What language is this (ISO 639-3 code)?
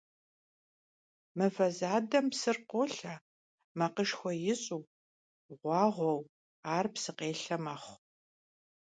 kbd